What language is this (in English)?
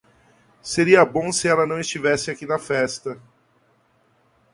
Portuguese